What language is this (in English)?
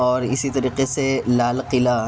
Urdu